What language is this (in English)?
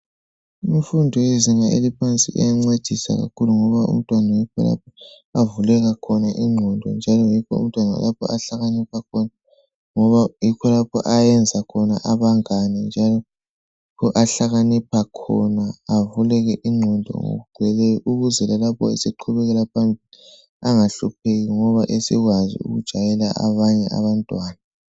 North Ndebele